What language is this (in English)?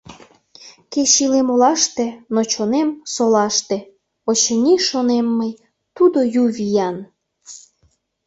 Mari